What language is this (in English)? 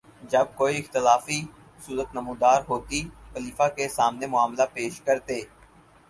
Urdu